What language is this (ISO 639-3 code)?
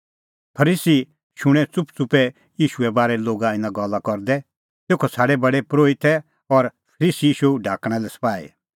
kfx